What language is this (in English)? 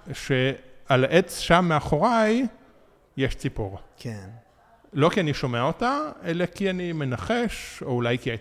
Hebrew